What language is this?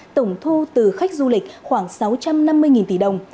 Vietnamese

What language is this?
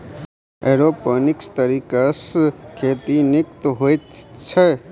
Maithili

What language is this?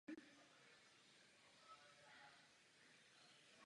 Czech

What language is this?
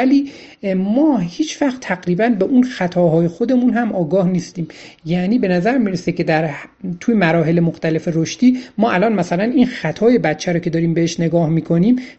Persian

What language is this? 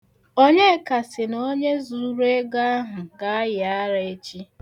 Igbo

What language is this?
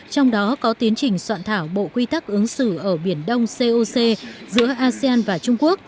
Vietnamese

